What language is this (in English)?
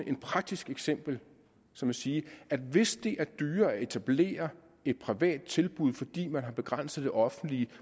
Danish